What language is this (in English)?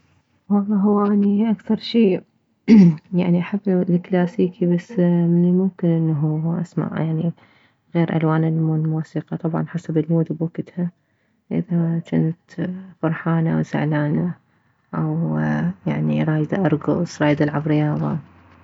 Mesopotamian Arabic